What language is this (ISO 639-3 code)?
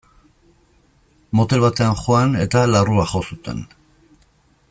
eus